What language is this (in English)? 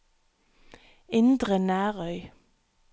Norwegian